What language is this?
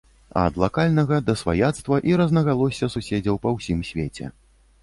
Belarusian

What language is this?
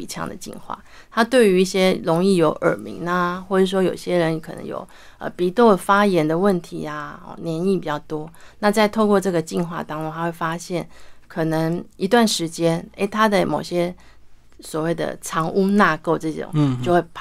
Chinese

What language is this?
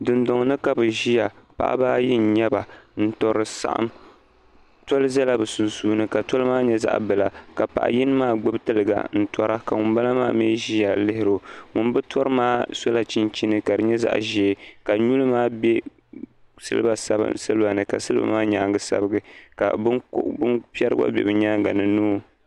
Dagbani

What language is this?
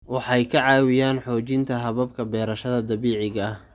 Somali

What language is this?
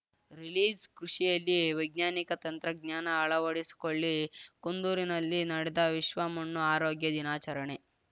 Kannada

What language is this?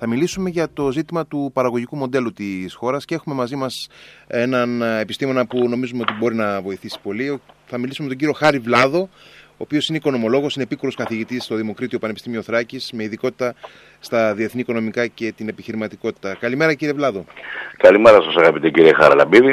Greek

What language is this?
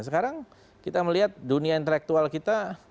Indonesian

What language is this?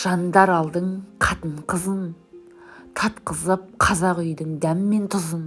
Turkish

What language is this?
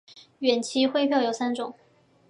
Chinese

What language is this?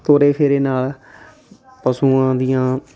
Punjabi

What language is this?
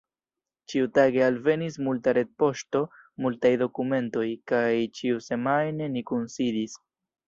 Esperanto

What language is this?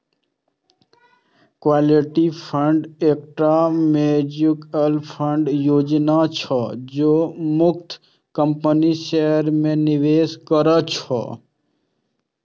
Maithili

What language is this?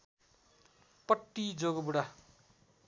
Nepali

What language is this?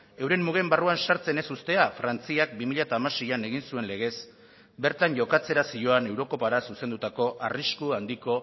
Basque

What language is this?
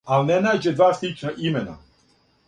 Serbian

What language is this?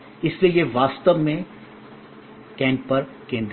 Hindi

